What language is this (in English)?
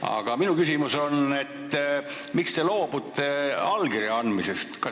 Estonian